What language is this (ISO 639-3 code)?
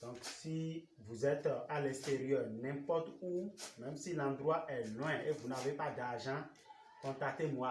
fra